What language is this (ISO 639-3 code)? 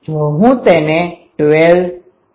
guj